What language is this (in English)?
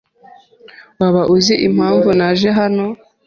Kinyarwanda